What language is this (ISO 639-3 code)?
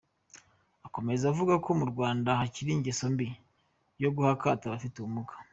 kin